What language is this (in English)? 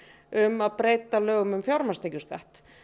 Icelandic